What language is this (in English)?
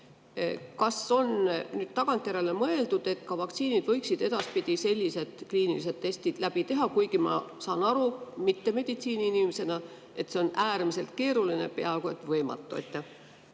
Estonian